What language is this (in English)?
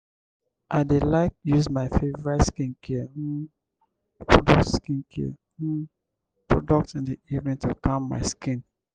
Nigerian Pidgin